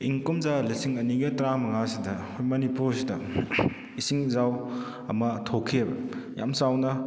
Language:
Manipuri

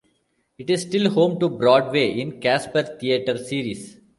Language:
English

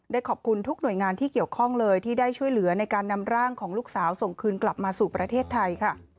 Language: Thai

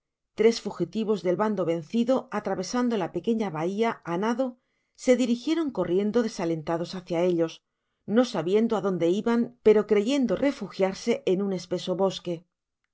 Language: Spanish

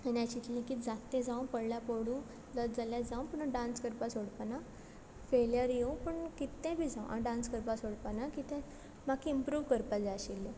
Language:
Konkani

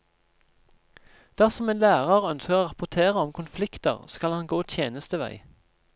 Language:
Norwegian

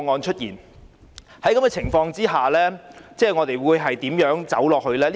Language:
Cantonese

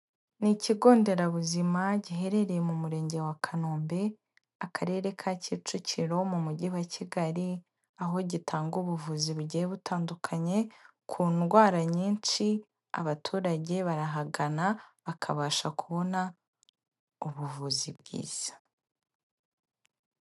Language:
Kinyarwanda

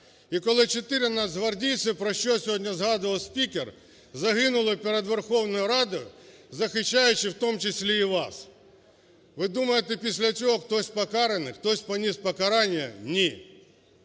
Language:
Ukrainian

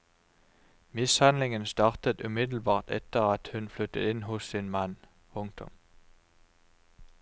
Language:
Norwegian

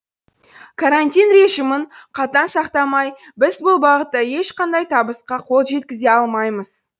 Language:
Kazakh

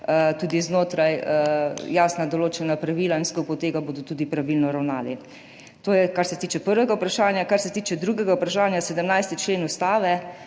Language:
Slovenian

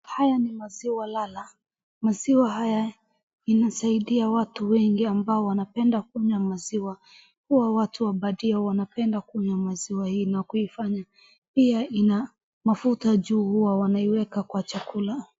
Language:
Swahili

